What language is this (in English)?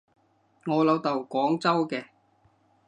Cantonese